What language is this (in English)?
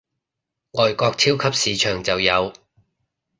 Cantonese